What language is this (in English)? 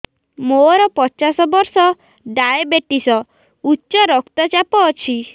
Odia